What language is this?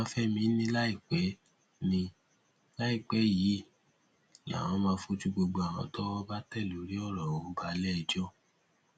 Yoruba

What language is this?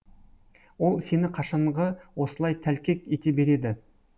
Kazakh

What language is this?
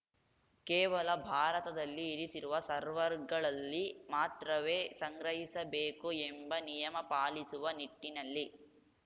Kannada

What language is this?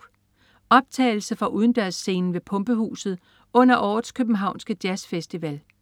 Danish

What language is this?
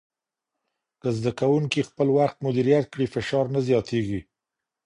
Pashto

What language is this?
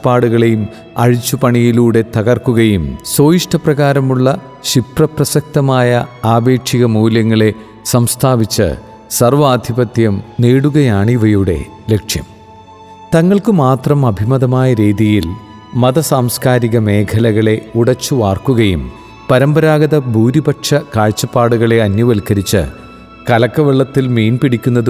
Malayalam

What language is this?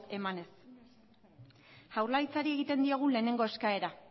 Basque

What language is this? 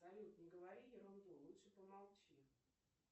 Russian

